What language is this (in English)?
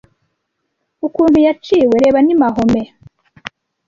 Kinyarwanda